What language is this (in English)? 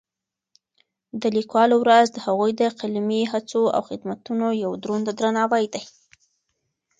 Pashto